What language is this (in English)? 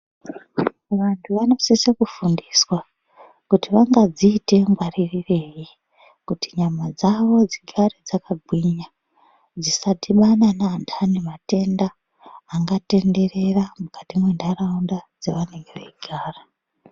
Ndau